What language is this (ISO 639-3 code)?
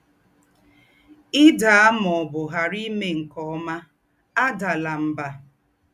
ibo